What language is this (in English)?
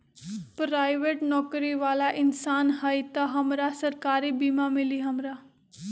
Magahi